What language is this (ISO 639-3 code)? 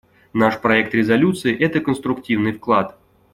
rus